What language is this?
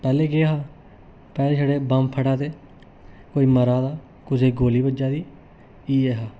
Dogri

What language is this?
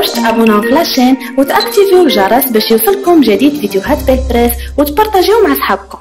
Arabic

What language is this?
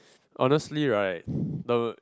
English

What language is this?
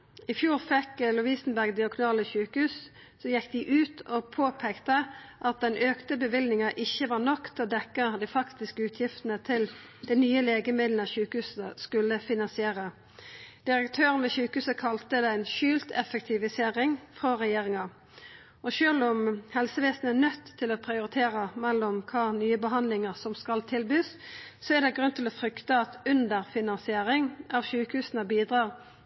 Norwegian Nynorsk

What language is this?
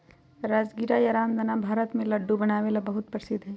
Magahi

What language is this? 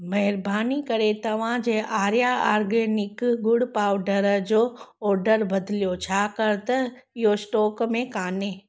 Sindhi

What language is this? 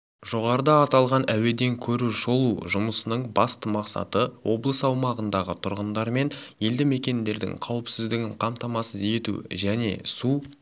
Kazakh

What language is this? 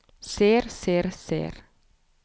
Norwegian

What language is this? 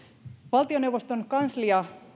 Finnish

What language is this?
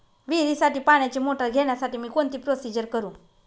Marathi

